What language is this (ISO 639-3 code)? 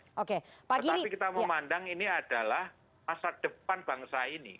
ind